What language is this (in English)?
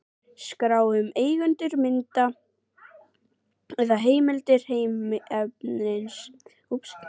Icelandic